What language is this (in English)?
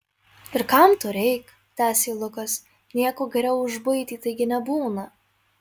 Lithuanian